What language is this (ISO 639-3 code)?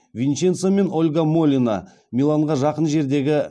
kaz